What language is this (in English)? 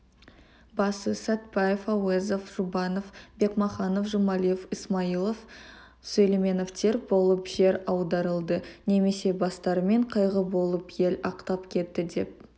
Kazakh